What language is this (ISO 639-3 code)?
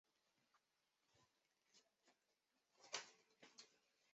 zho